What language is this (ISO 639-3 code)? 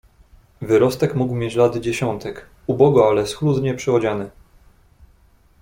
pol